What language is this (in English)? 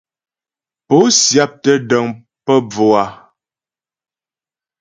Ghomala